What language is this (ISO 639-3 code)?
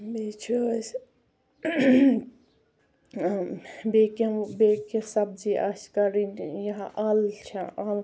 kas